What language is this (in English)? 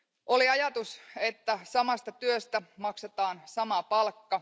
Finnish